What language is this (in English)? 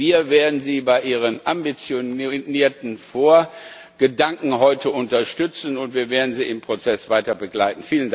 German